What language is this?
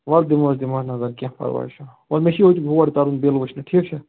Kashmiri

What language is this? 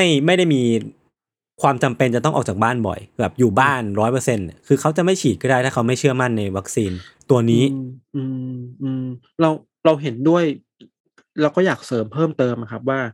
Thai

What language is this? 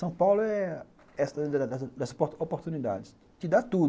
Portuguese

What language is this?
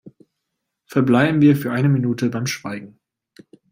German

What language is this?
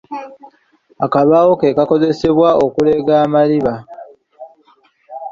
Ganda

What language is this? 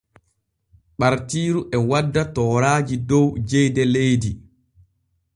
Borgu Fulfulde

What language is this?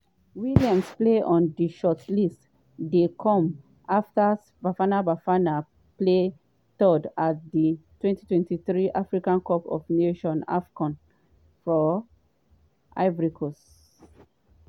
Nigerian Pidgin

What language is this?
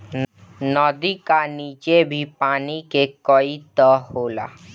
Bhojpuri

